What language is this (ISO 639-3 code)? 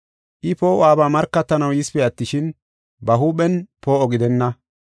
gof